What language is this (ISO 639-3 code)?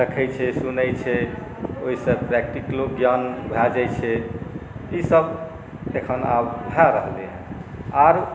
mai